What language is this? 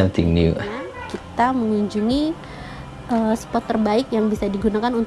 Indonesian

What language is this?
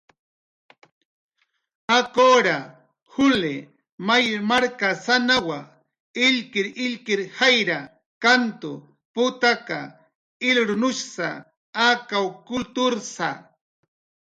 Jaqaru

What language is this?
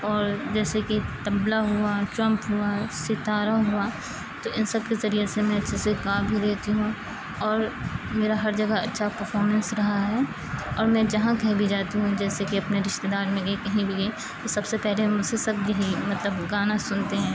Urdu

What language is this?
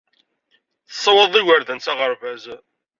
Kabyle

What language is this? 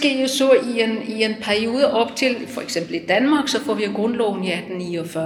Danish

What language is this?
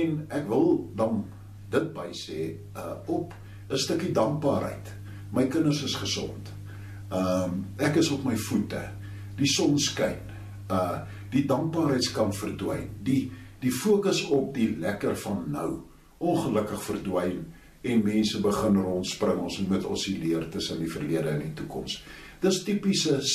Dutch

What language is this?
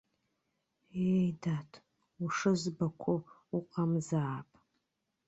Abkhazian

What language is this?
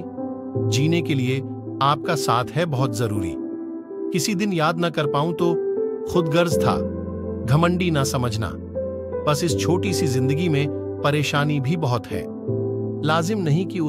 Hindi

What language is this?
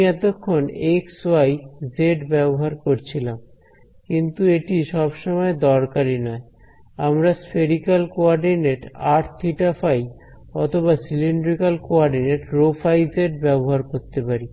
Bangla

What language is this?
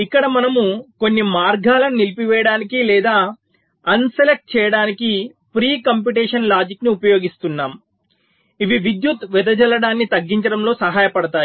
Telugu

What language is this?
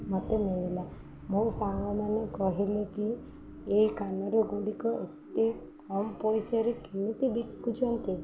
Odia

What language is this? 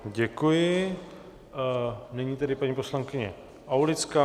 Czech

